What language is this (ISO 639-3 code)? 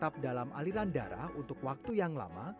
ind